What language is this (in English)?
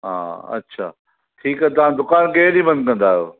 Sindhi